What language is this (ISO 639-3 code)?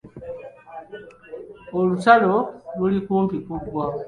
lug